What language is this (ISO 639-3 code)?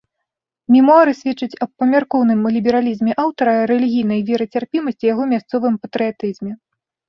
bel